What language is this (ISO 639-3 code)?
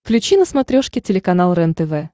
rus